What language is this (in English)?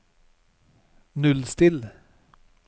Norwegian